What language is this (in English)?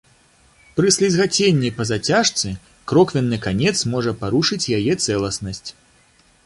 Belarusian